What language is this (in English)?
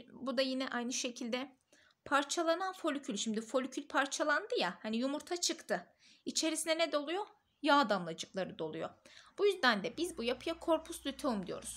Turkish